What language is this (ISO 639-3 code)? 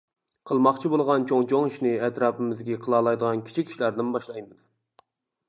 uig